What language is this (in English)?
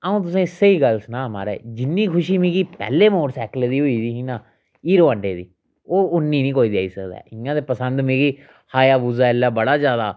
Dogri